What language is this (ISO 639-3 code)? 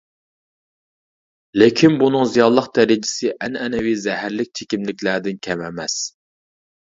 uig